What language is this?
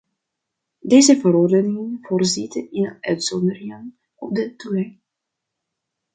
Dutch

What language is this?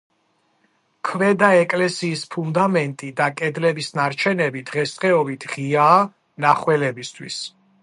Georgian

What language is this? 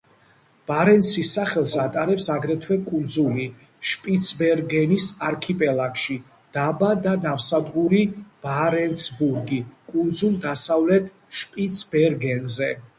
Georgian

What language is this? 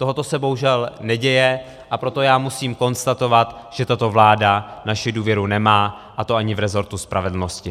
Czech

